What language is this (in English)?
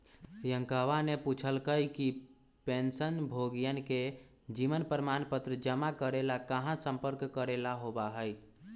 Magahi